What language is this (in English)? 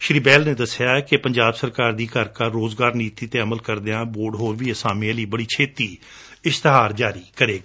Punjabi